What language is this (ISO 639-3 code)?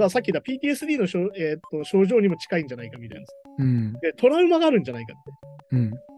jpn